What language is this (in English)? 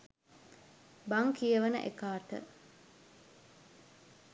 Sinhala